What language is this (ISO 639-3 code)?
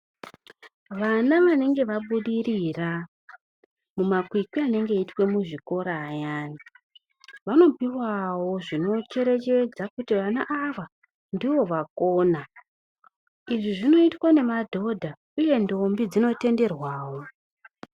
ndc